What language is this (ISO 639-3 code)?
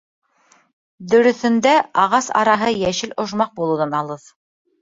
bak